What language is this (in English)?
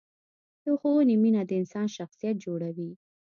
Pashto